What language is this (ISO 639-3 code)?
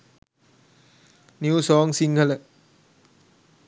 sin